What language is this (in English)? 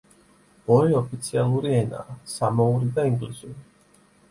Georgian